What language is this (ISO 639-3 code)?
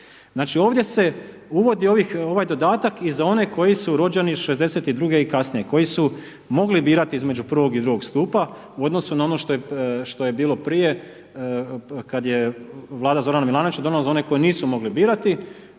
hrv